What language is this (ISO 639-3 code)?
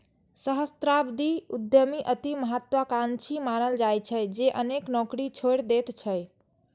mai